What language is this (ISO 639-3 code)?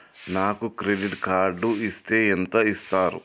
tel